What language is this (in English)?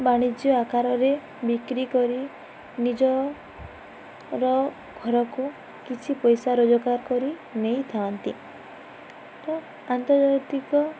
Odia